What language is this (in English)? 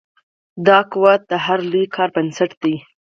Pashto